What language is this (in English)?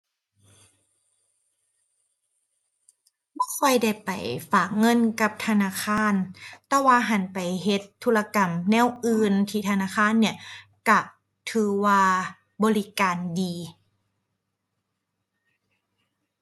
Thai